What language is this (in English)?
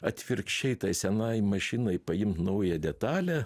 Lithuanian